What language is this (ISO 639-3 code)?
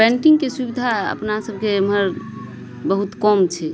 mai